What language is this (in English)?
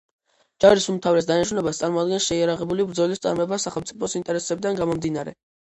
Georgian